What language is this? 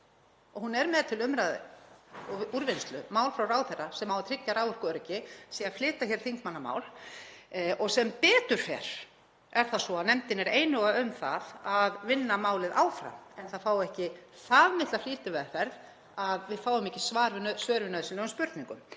Icelandic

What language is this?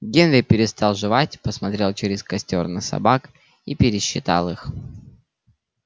Russian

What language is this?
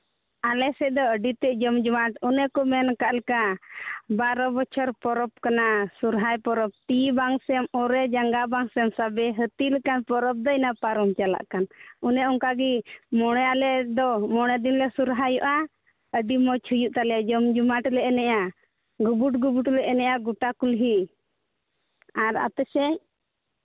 Santali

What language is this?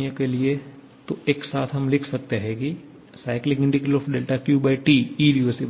Hindi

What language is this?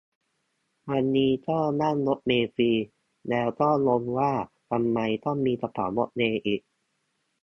Thai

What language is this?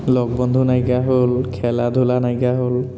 Assamese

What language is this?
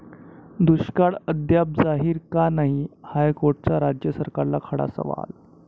Marathi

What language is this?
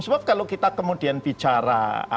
Indonesian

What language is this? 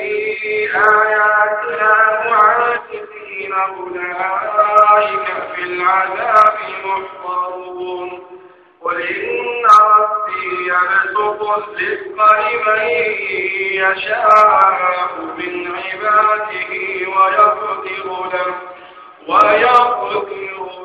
Arabic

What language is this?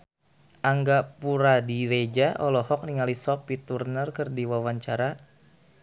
Sundanese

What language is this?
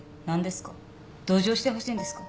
Japanese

